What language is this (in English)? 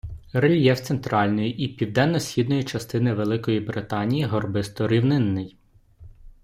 Ukrainian